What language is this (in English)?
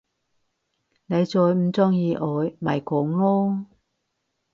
Cantonese